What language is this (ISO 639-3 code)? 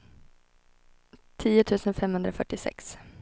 swe